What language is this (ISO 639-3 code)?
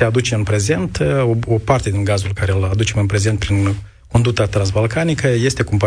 ron